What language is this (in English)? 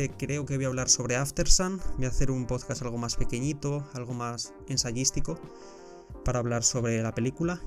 Spanish